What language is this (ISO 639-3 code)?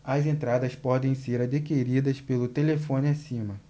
por